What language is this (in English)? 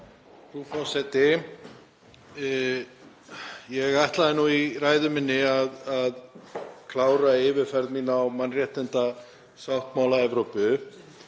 Icelandic